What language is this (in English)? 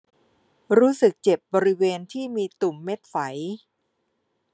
Thai